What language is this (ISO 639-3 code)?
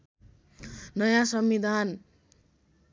nep